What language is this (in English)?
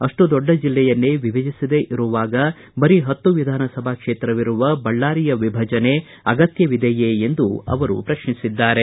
Kannada